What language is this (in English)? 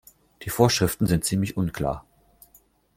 German